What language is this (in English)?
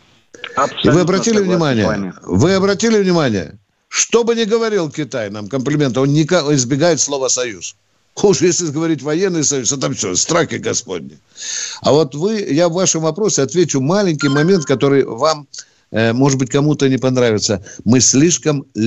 Russian